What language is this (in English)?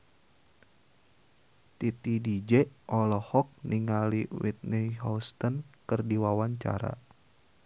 Sundanese